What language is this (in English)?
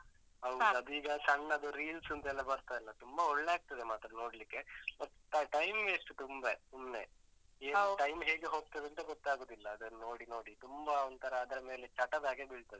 Kannada